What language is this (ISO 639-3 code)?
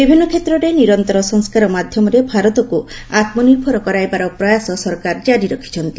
ori